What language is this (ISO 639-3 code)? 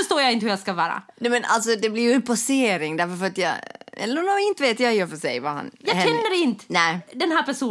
swe